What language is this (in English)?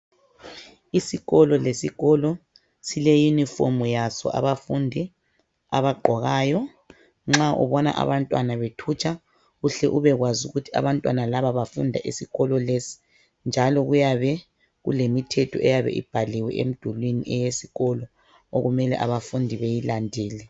North Ndebele